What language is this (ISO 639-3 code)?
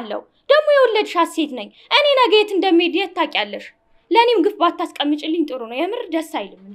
ara